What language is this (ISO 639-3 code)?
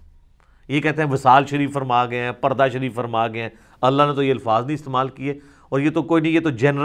urd